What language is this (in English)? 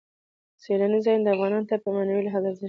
Pashto